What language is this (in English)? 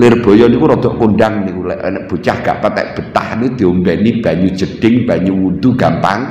Indonesian